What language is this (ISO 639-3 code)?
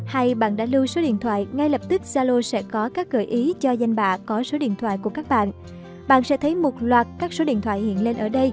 vie